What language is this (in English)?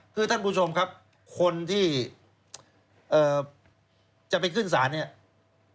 Thai